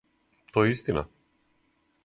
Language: Serbian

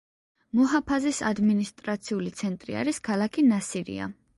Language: Georgian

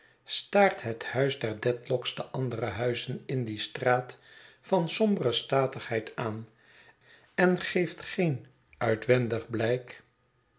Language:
Dutch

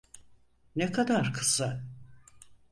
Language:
Turkish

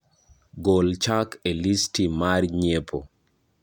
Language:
Luo (Kenya and Tanzania)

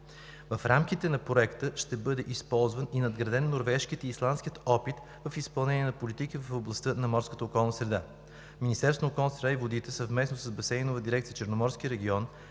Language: Bulgarian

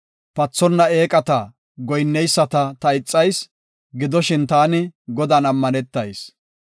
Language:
Gofa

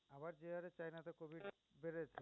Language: Bangla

